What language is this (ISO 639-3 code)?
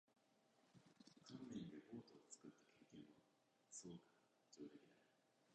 jpn